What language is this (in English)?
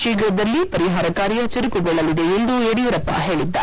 Kannada